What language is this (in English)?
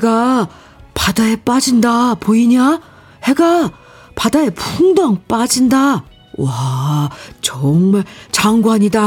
Korean